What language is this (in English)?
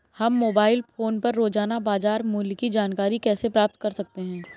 Hindi